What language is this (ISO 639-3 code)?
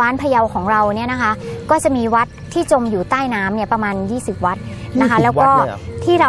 tha